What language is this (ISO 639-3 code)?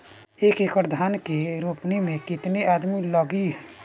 bho